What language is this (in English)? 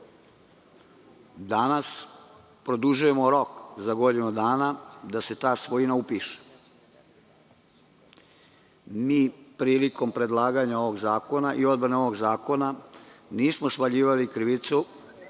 Serbian